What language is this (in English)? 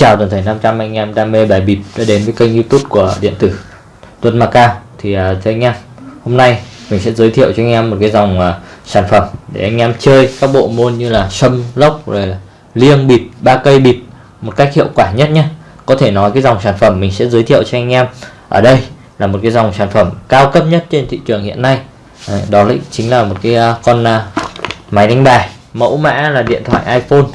Vietnamese